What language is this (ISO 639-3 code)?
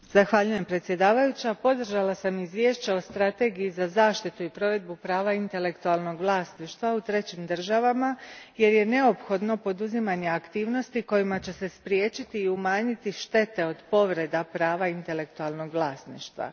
hrv